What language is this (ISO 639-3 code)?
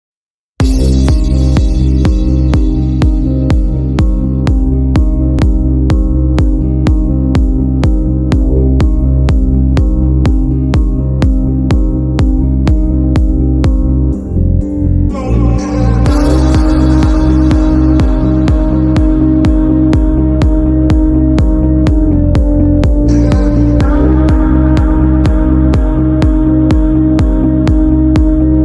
ron